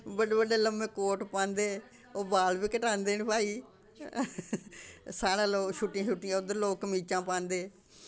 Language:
Dogri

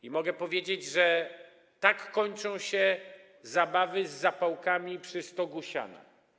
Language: Polish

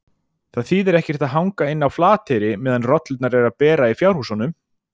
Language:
Icelandic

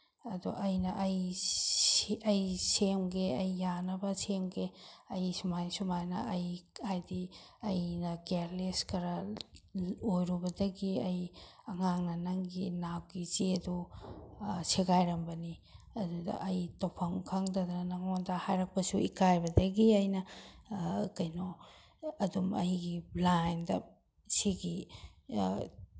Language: Manipuri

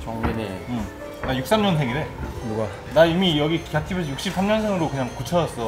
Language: Korean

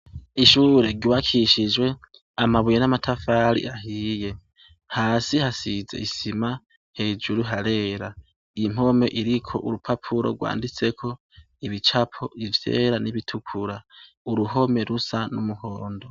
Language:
Rundi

